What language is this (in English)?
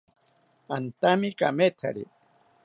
South Ucayali Ashéninka